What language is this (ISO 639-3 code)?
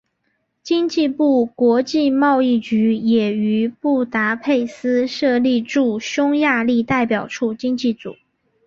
zho